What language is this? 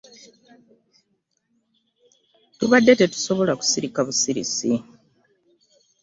Ganda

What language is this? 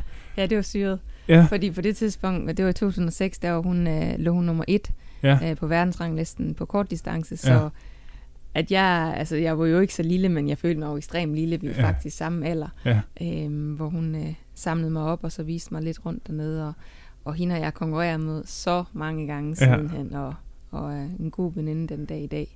Danish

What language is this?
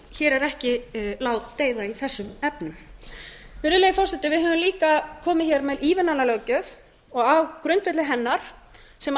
Icelandic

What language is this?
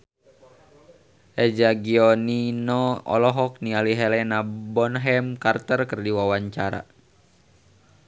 Sundanese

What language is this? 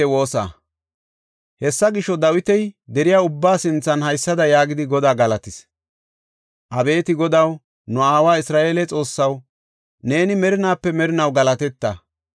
Gofa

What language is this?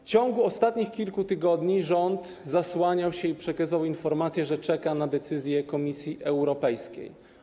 Polish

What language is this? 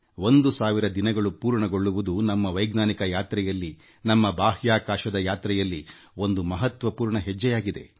Kannada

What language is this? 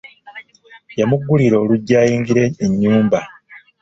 Ganda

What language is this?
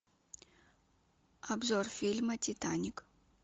Russian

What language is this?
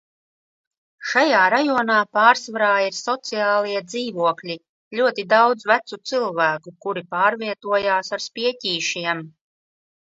Latvian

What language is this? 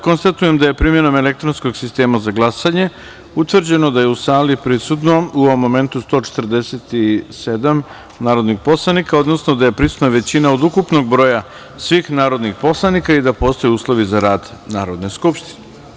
Serbian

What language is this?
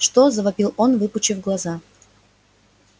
Russian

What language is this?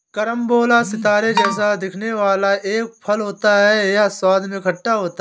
Hindi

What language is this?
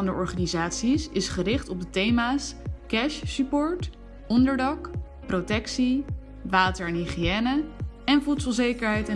Dutch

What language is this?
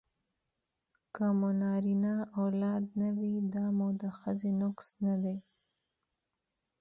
Pashto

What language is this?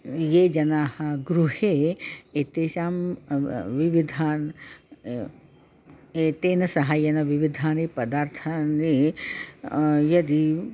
Sanskrit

